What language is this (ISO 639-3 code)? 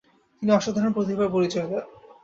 ben